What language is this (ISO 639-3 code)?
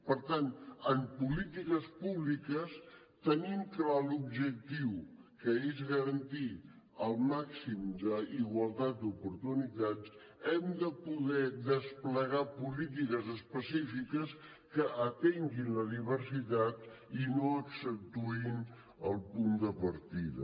cat